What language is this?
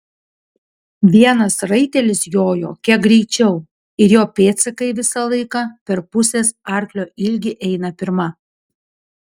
Lithuanian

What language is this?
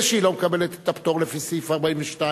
Hebrew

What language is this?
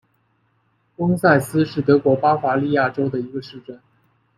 Chinese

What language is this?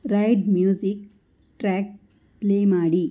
Kannada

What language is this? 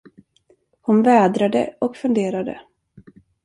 Swedish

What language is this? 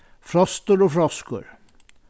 Faroese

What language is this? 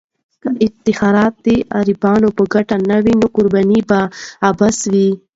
Pashto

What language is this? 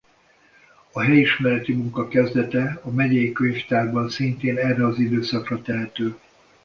Hungarian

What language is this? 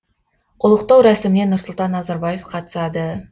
Kazakh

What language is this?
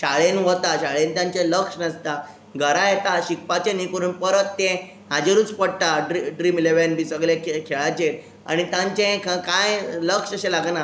Konkani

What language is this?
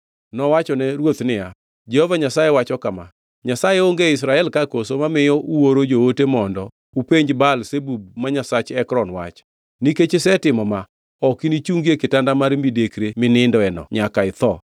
Luo (Kenya and Tanzania)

